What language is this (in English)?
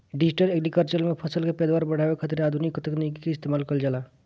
Bhojpuri